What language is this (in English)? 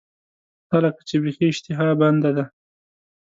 Pashto